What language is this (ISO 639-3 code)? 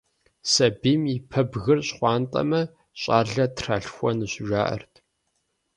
kbd